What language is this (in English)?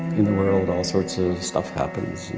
English